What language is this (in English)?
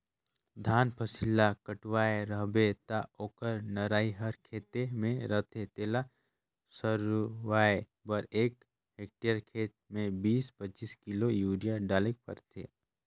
Chhattisgarhi